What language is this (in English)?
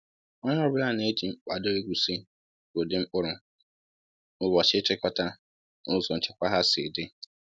Igbo